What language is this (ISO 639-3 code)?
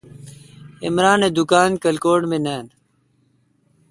xka